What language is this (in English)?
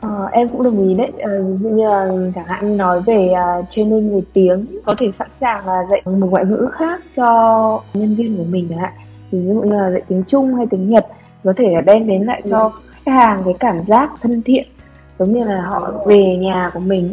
Vietnamese